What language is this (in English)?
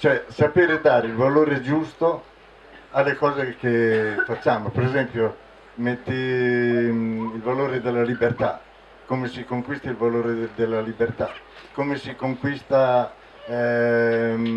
Italian